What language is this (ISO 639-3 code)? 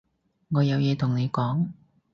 yue